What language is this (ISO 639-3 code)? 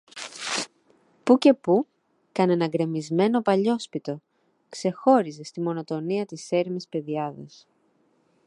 ell